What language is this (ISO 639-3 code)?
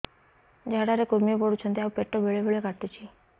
ori